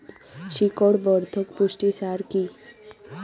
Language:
Bangla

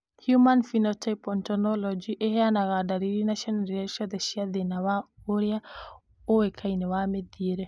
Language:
Kikuyu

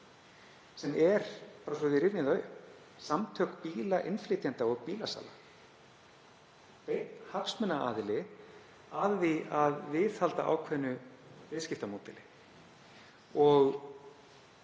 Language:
Icelandic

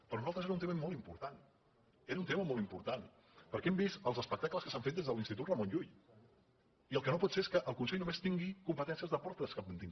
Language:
Catalan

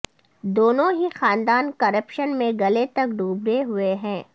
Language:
Urdu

